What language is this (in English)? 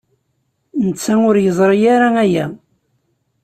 Kabyle